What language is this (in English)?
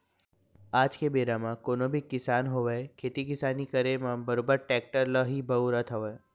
Chhattisgarhi